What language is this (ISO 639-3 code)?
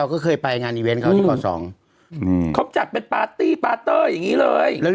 tha